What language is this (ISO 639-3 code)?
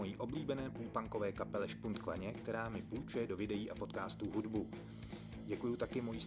ces